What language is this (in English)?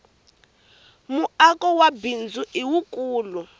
Tsonga